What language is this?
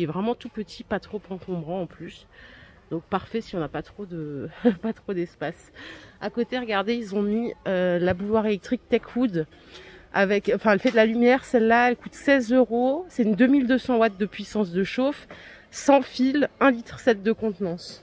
French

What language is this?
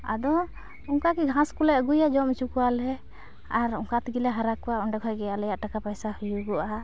Santali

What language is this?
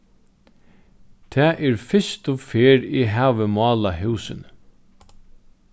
Faroese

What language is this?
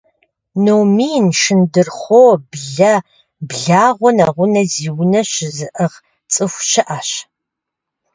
Kabardian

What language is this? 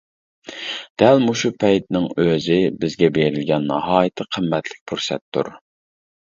Uyghur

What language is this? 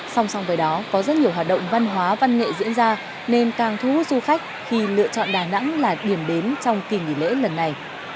Vietnamese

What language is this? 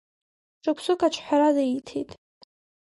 Abkhazian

